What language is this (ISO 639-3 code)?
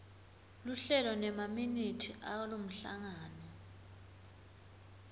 ssw